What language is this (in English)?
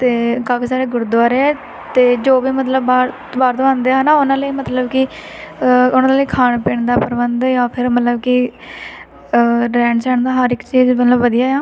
Punjabi